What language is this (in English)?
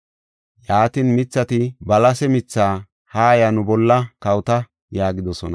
Gofa